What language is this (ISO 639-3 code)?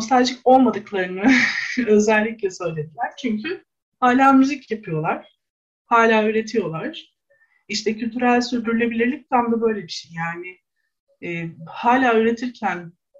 tur